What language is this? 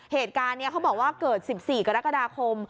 Thai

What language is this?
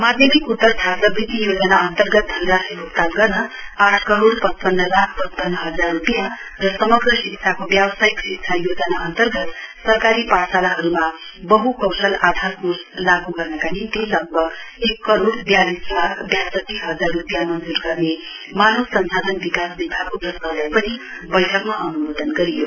Nepali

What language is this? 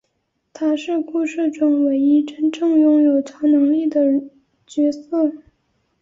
Chinese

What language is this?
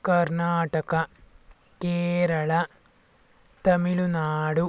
Kannada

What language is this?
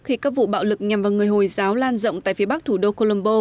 Vietnamese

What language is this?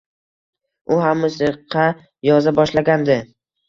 Uzbek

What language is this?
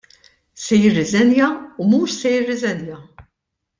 Maltese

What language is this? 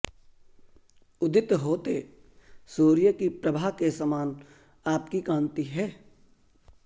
Sanskrit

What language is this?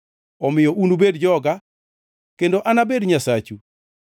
Luo (Kenya and Tanzania)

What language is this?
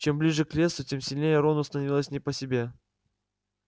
Russian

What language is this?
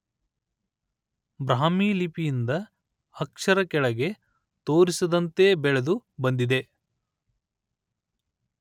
Kannada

